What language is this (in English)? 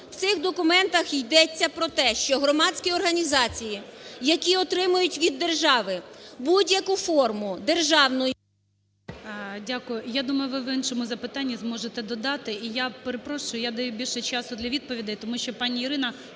Ukrainian